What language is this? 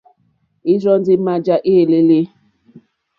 Mokpwe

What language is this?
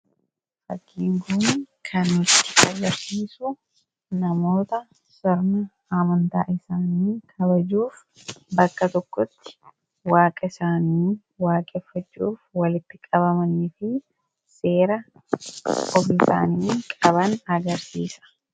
Oromo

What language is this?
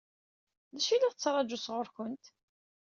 Kabyle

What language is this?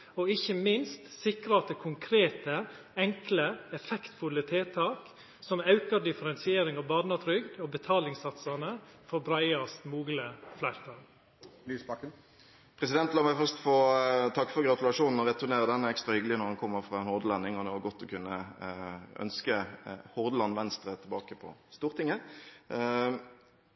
Norwegian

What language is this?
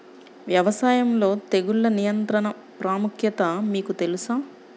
Telugu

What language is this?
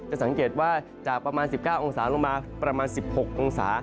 Thai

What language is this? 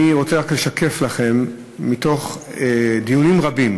Hebrew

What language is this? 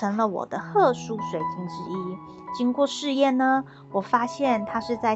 Chinese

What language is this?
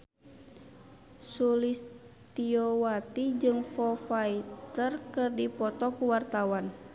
Sundanese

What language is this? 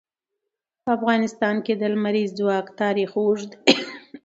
Pashto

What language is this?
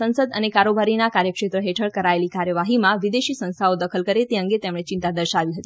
Gujarati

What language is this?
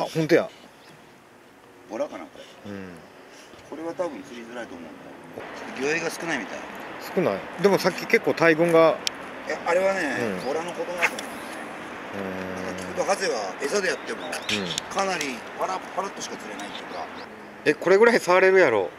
Japanese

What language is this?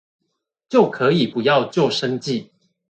Chinese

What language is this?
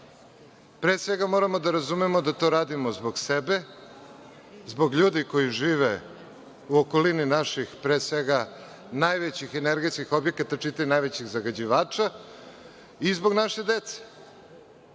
Serbian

